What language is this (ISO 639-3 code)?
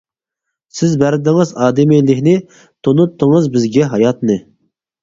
uig